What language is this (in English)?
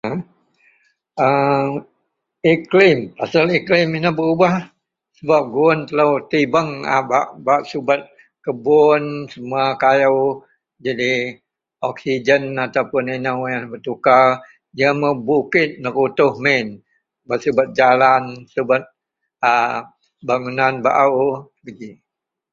Central Melanau